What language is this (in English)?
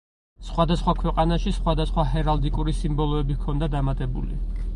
Georgian